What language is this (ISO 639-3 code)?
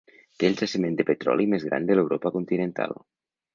cat